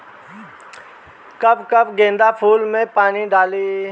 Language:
Bhojpuri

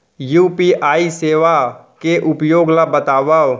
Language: Chhattisgarhi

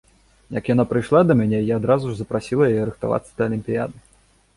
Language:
Belarusian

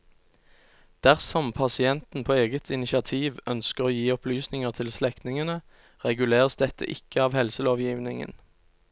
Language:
Norwegian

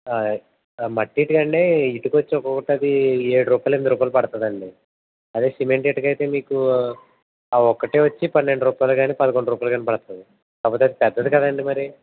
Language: Telugu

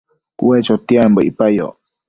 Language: Matsés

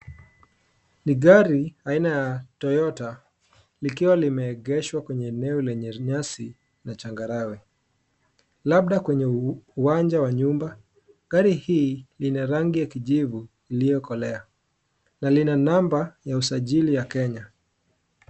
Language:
Swahili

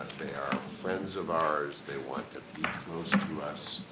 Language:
English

